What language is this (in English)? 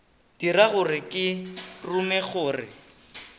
Northern Sotho